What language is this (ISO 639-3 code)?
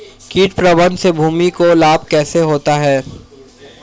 hin